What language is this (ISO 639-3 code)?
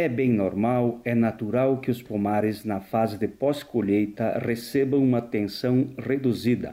por